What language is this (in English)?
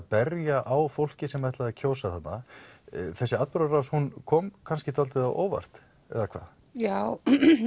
Icelandic